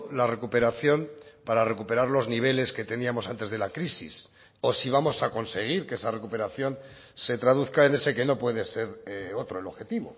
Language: Spanish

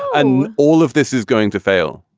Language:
English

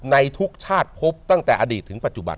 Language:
Thai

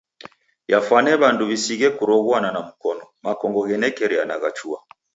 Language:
Taita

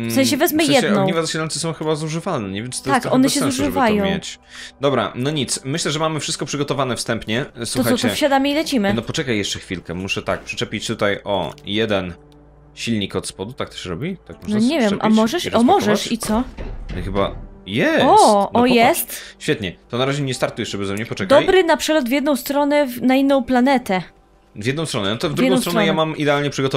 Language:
Polish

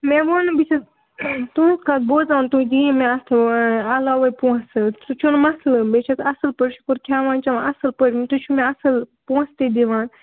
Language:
Kashmiri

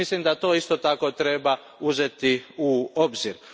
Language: Croatian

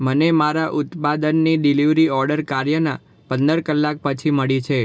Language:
Gujarati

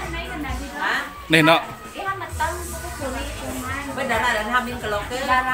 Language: Indonesian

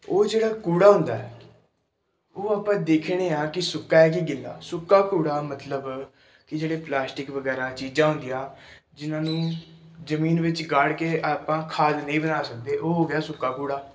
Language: Punjabi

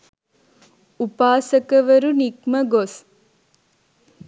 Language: Sinhala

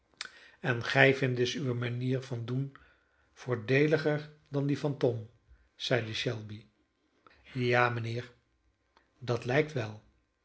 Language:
Dutch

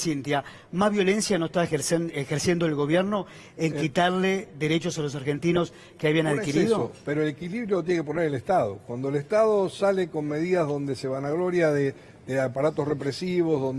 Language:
Spanish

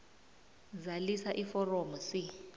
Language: South Ndebele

